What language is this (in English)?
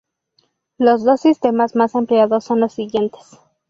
Spanish